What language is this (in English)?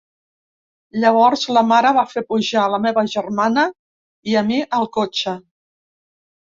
Catalan